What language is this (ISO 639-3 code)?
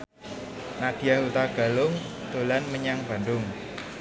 jav